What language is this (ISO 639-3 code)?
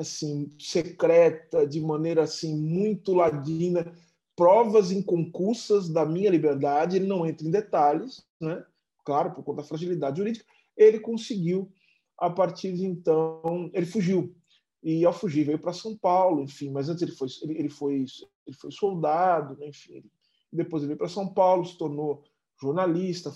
por